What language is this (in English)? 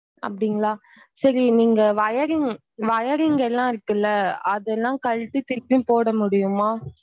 Tamil